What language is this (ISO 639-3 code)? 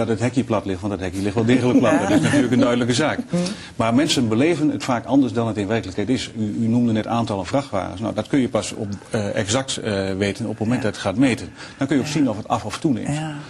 nld